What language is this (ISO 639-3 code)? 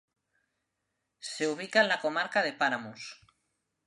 spa